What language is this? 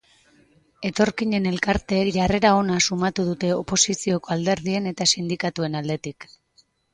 Basque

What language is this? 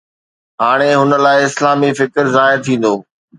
Sindhi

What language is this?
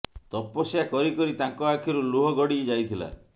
Odia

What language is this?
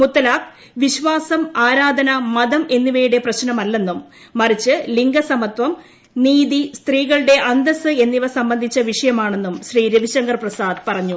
Malayalam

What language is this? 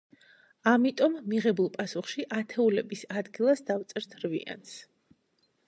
Georgian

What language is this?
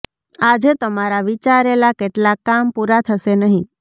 Gujarati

